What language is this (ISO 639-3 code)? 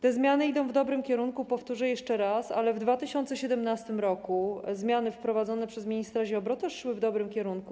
pol